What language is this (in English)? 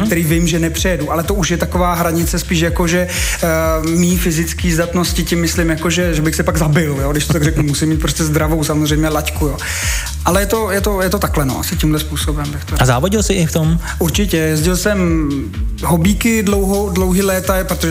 Czech